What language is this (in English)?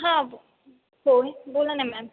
Marathi